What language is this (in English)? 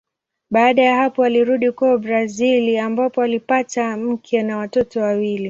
Swahili